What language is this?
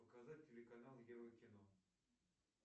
Russian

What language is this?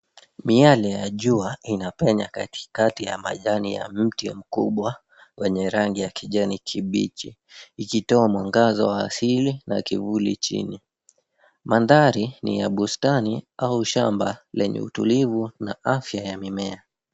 Swahili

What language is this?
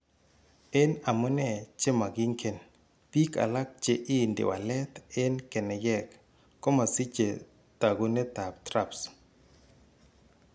Kalenjin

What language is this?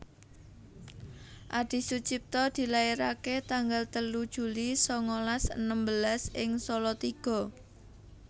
Javanese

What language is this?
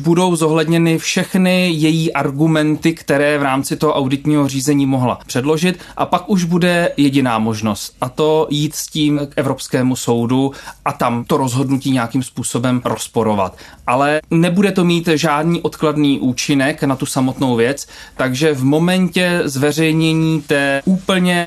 Czech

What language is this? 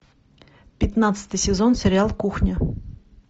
Russian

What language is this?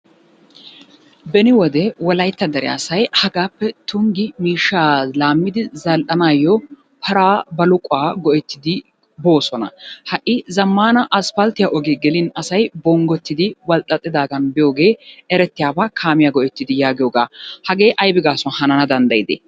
Wolaytta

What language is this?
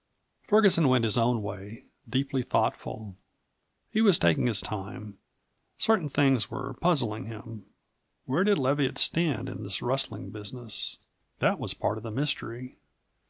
English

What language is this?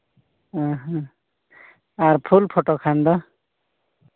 Santali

